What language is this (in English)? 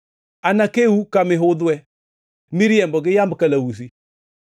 Luo (Kenya and Tanzania)